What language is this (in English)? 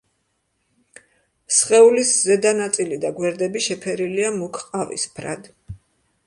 Georgian